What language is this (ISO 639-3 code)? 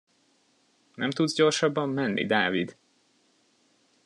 hun